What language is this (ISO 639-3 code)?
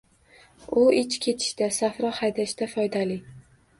uzb